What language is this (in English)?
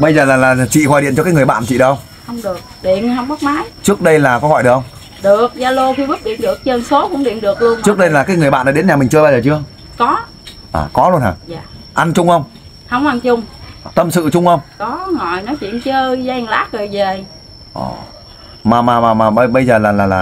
Vietnamese